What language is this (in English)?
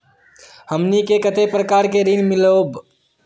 Magahi